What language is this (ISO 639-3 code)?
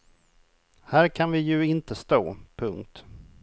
swe